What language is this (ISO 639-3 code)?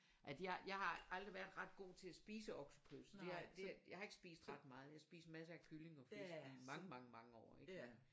dan